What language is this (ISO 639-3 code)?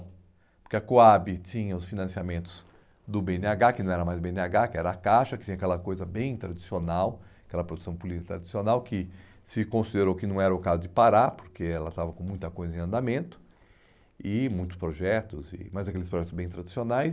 por